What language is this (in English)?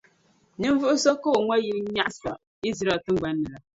Dagbani